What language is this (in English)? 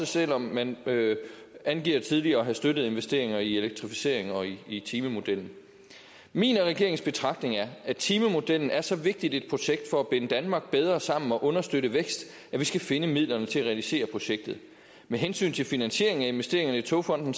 Danish